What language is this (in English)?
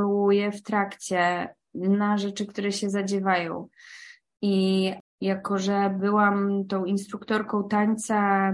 Polish